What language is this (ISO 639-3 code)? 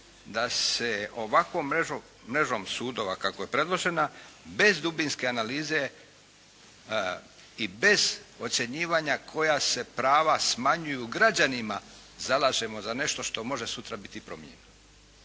hrv